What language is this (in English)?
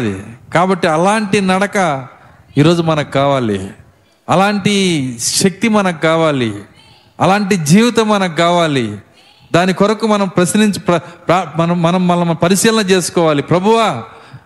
Telugu